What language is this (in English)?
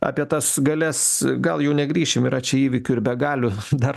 Lithuanian